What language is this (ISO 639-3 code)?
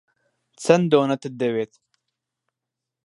ckb